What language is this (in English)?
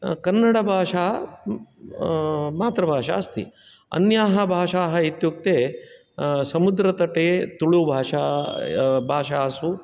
Sanskrit